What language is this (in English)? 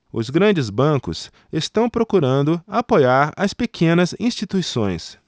Portuguese